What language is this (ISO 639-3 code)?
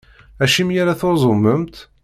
kab